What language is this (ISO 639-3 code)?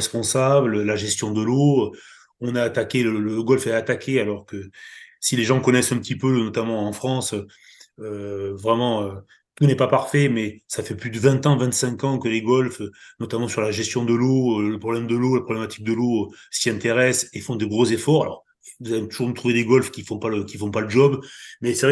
fra